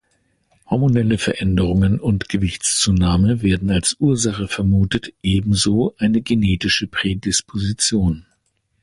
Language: German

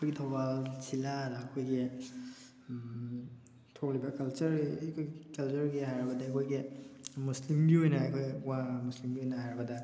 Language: Manipuri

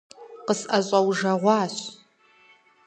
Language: Kabardian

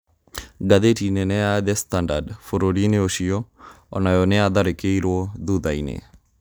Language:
Kikuyu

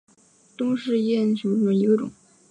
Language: Chinese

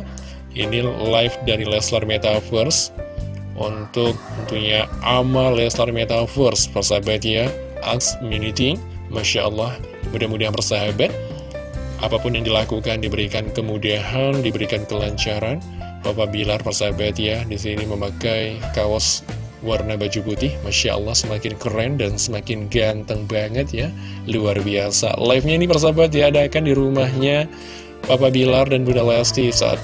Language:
Indonesian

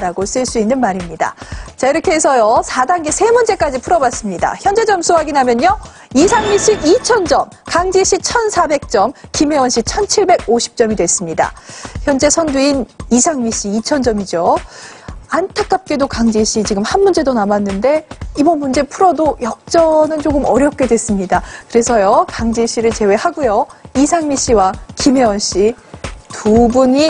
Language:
Korean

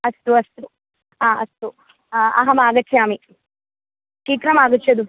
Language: Sanskrit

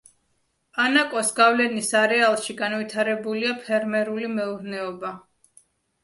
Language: Georgian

